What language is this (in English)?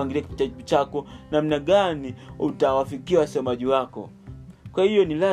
Swahili